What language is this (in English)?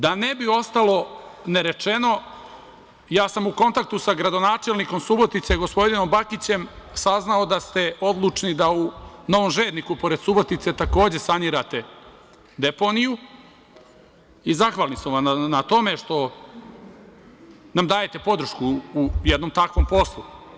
Serbian